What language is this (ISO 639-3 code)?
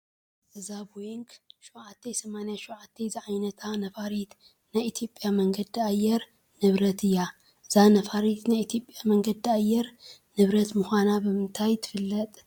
tir